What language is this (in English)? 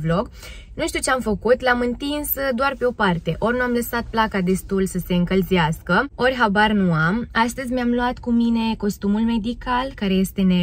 Romanian